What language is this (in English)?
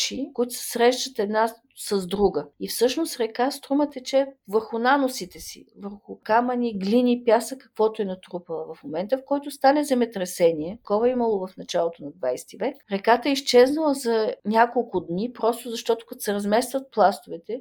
Bulgarian